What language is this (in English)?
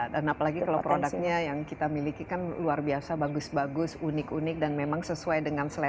Indonesian